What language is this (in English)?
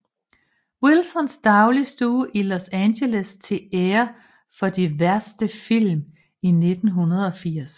Danish